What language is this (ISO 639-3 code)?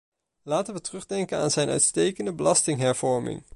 nld